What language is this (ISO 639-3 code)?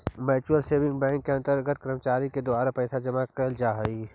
mag